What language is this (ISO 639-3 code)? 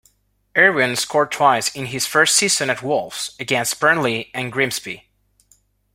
eng